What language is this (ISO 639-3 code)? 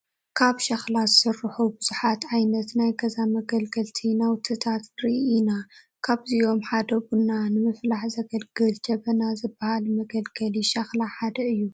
tir